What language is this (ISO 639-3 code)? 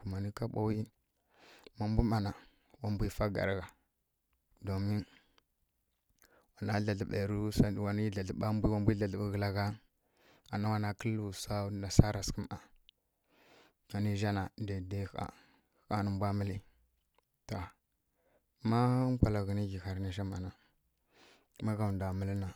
fkk